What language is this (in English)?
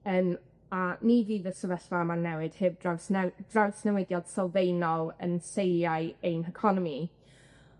Welsh